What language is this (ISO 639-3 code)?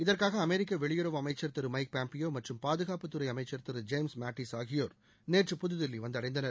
tam